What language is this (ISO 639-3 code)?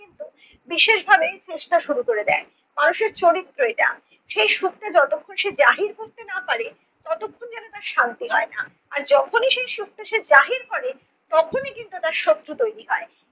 ben